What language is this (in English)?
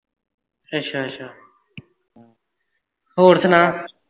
Punjabi